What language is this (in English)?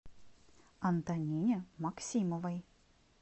Russian